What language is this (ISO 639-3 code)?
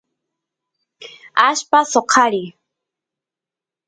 qus